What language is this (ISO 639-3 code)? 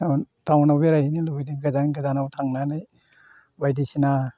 brx